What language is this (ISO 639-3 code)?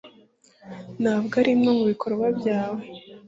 kin